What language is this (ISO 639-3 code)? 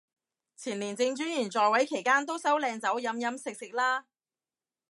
yue